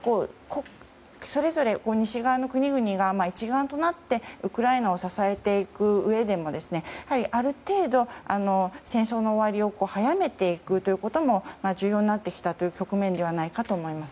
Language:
Japanese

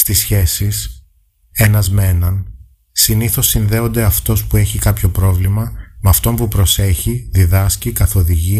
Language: Greek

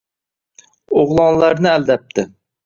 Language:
Uzbek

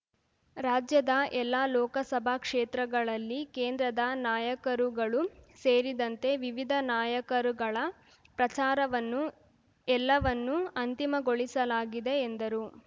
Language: Kannada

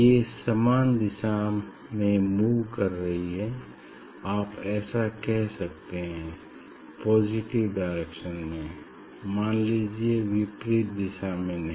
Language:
Hindi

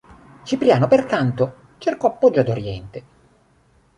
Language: Italian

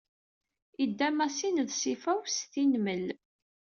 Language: Kabyle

